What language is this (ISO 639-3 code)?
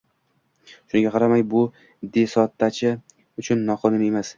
uzb